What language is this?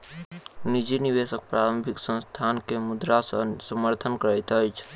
Maithili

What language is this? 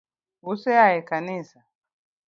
Luo (Kenya and Tanzania)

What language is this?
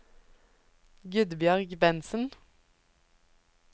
Norwegian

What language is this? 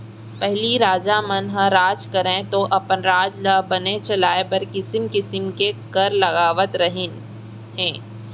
Chhattisgarhi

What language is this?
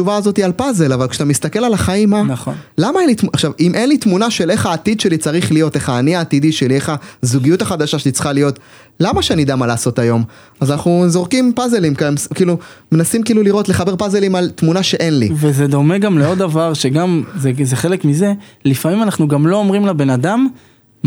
Hebrew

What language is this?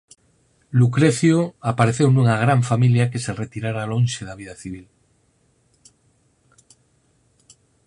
Galician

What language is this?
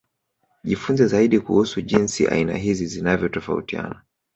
Swahili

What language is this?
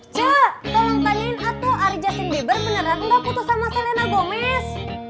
Indonesian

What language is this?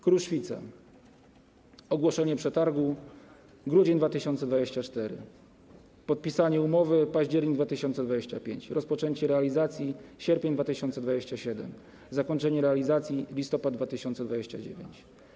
Polish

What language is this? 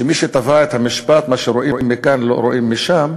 Hebrew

